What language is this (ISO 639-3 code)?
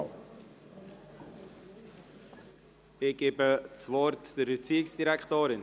gsw